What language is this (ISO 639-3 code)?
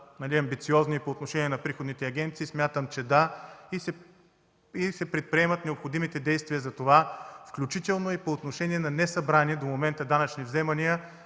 bul